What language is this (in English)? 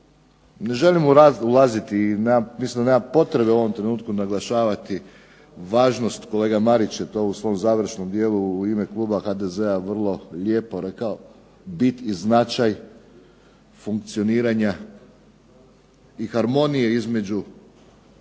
Croatian